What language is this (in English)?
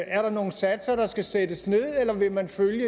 Danish